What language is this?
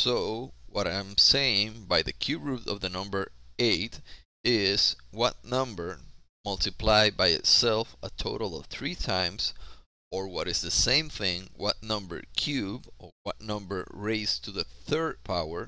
English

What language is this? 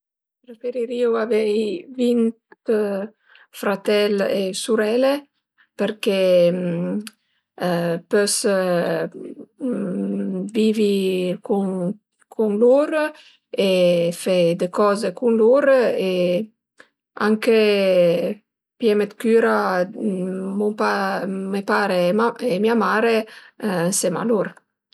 Piedmontese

